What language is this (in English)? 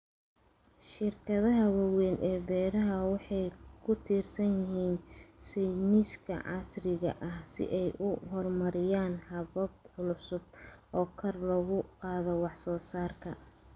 Somali